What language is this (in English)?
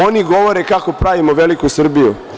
Serbian